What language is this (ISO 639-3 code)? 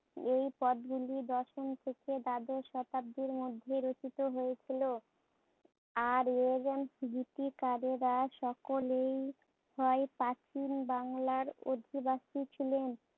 ben